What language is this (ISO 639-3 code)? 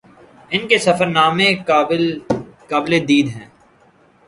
urd